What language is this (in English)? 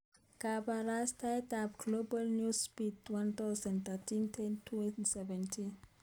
Kalenjin